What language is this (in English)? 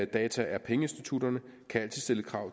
Danish